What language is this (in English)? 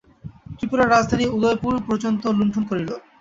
Bangla